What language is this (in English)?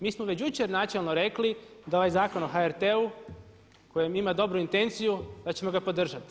Croatian